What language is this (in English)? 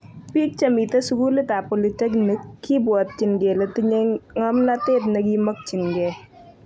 Kalenjin